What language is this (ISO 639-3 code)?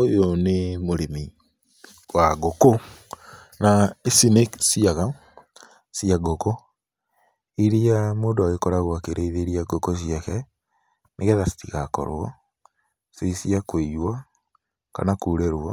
kik